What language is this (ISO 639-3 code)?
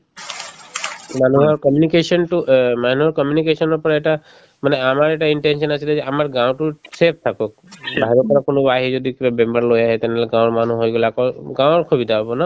asm